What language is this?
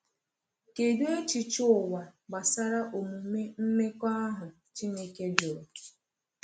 Igbo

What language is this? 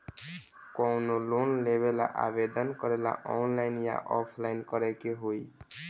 Bhojpuri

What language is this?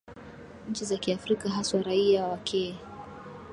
Swahili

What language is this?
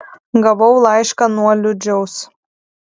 Lithuanian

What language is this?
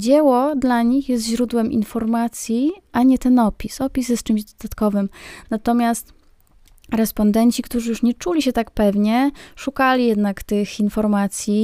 Polish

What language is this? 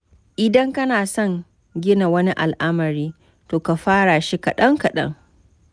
Hausa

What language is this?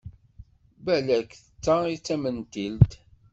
Kabyle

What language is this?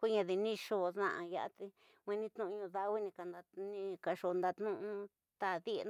Tidaá Mixtec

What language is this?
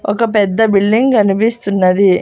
Telugu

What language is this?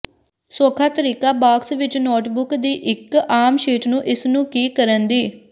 Punjabi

